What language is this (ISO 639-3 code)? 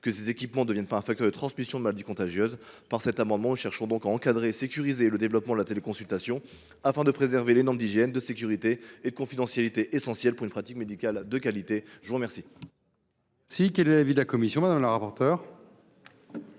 fra